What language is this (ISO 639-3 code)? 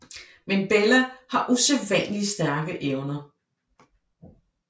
dan